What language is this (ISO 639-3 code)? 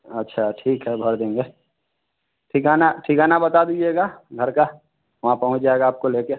hin